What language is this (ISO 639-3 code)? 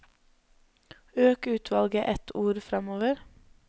nor